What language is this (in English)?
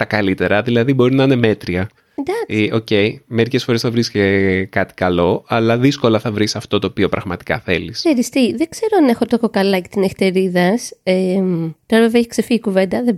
Greek